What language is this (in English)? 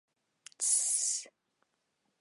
Bashkir